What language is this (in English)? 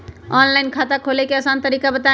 Magahi